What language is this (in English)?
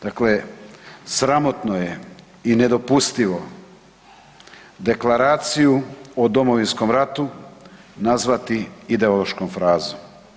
Croatian